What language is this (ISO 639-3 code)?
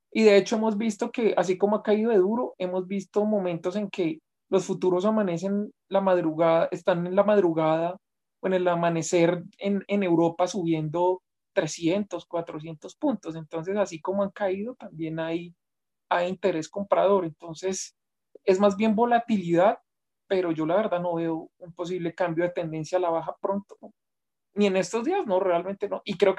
spa